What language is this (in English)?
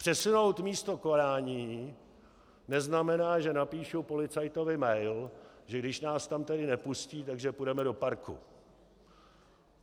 Czech